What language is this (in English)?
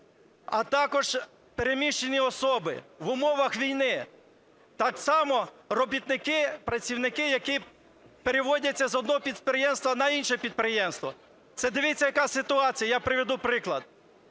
Ukrainian